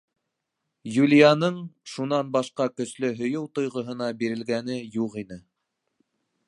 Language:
Bashkir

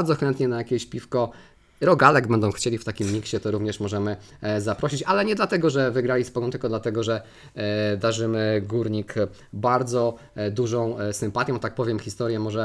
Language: Polish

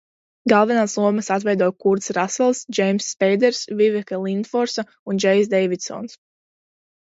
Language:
Latvian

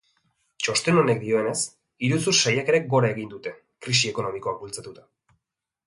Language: Basque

